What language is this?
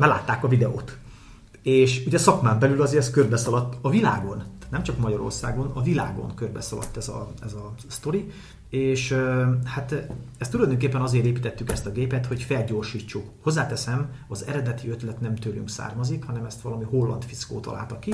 Hungarian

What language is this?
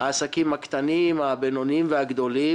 Hebrew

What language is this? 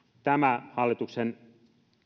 Finnish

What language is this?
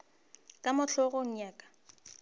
Northern Sotho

